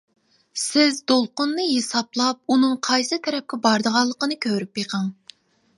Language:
Uyghur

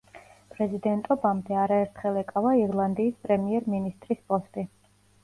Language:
Georgian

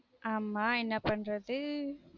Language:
Tamil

